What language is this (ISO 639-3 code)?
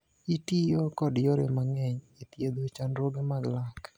luo